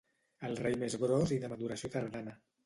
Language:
Catalan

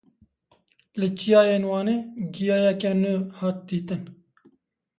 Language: Kurdish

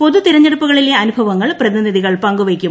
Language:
Malayalam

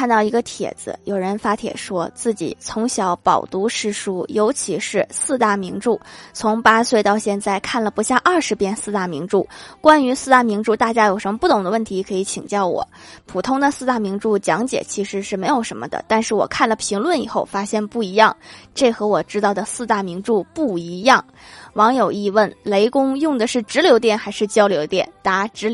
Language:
Chinese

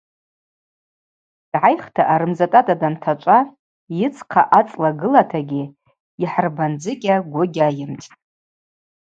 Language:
Abaza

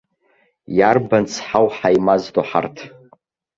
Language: Abkhazian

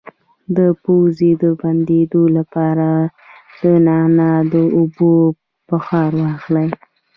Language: Pashto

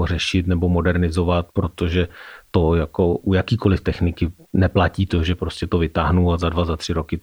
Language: Czech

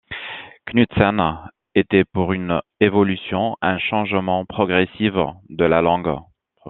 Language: French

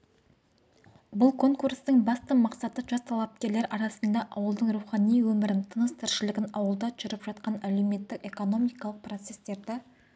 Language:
Kazakh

